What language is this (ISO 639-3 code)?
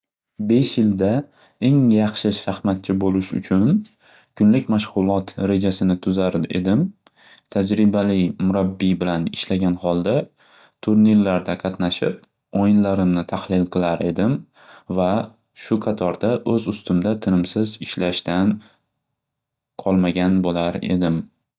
uzb